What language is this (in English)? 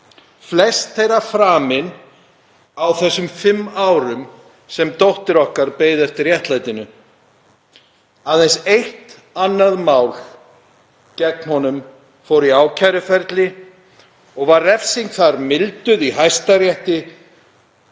Icelandic